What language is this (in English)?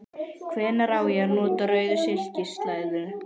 Icelandic